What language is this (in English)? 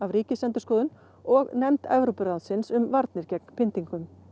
Icelandic